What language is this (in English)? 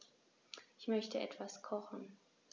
German